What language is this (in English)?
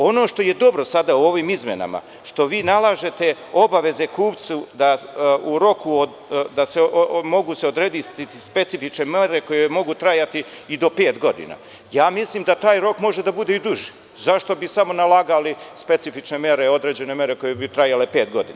Serbian